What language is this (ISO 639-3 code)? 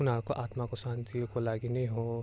nep